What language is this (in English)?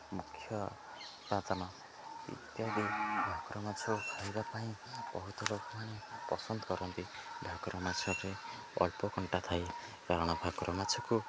Odia